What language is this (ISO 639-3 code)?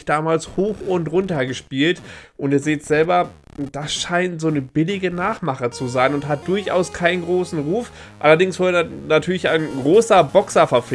deu